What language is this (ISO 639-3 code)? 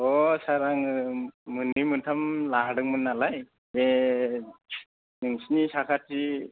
brx